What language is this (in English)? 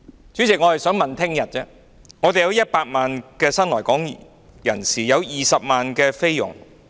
Cantonese